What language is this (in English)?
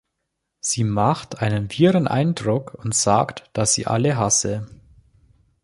German